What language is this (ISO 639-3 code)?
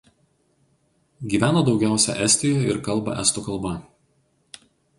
lit